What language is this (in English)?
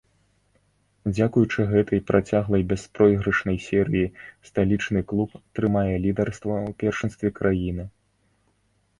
Belarusian